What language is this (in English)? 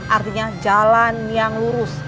Indonesian